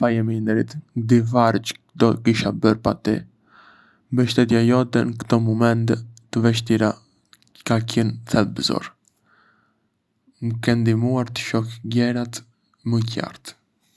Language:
Arbëreshë Albanian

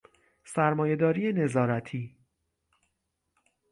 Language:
Persian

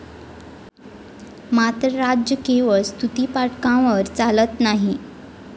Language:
Marathi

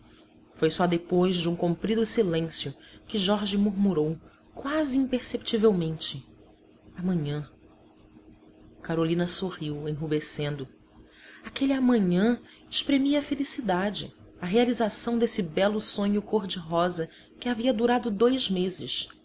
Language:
Portuguese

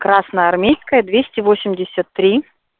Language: Russian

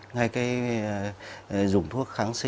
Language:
Vietnamese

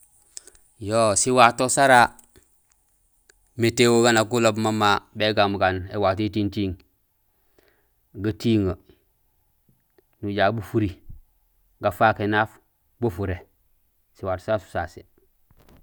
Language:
Gusilay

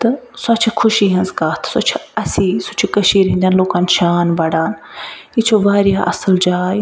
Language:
Kashmiri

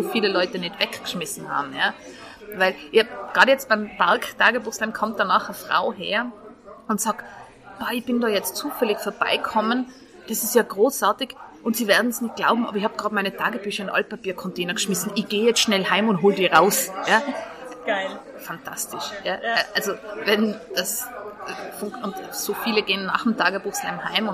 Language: German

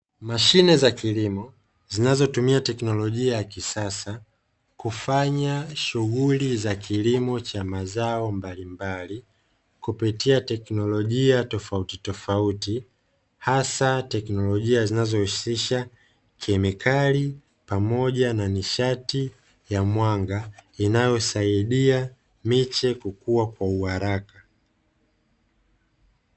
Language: Swahili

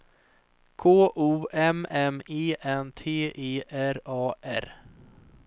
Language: Swedish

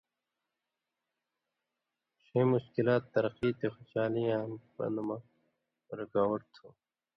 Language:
Indus Kohistani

